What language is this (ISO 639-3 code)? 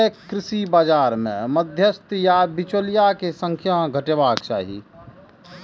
mai